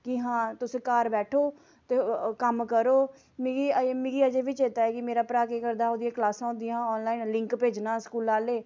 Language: Dogri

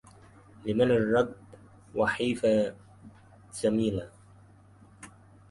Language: Arabic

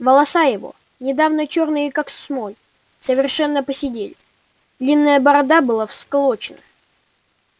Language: Russian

